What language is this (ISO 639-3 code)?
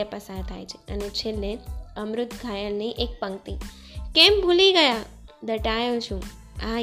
guj